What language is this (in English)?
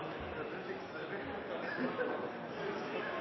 Norwegian Nynorsk